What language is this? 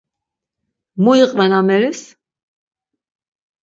Laz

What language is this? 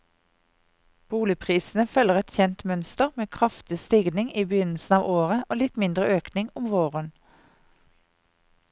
Norwegian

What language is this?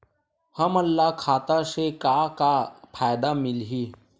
Chhattisgarhi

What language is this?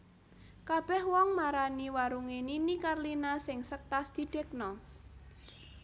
Javanese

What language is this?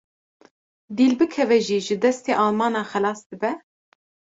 Kurdish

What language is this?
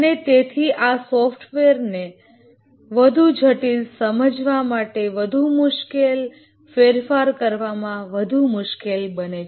Gujarati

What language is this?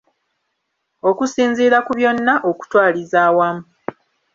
Ganda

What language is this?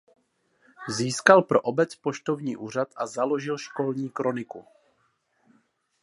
Czech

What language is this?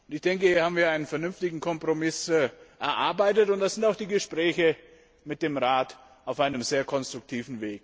German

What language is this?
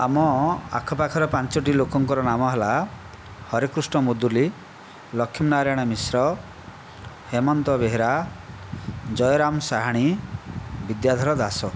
Odia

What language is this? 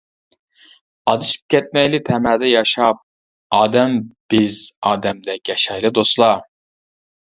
Uyghur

